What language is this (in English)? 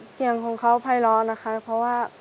Thai